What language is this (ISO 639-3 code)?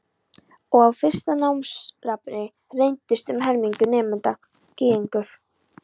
isl